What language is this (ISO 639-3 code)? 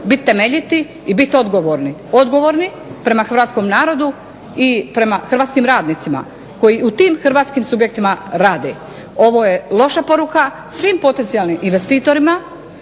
hrv